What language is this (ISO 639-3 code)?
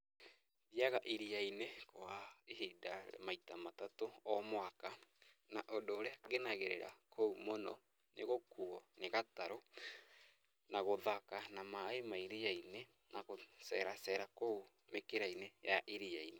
kik